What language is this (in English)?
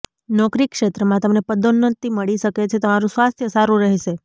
Gujarati